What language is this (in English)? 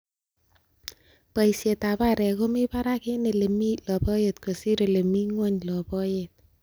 Kalenjin